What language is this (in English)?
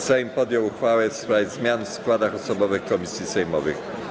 Polish